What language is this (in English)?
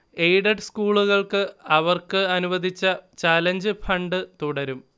Malayalam